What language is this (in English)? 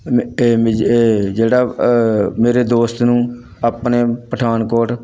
Punjabi